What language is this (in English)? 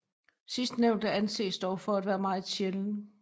Danish